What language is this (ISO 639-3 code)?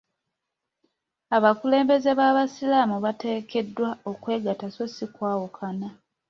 lug